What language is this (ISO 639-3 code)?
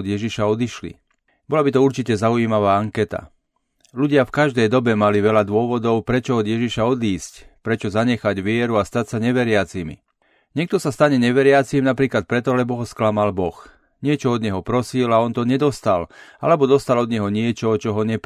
slk